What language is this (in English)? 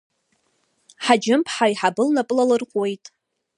Abkhazian